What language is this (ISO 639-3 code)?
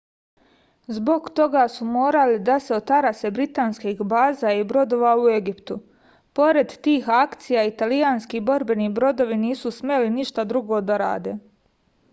srp